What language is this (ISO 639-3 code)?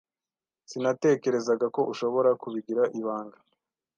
kin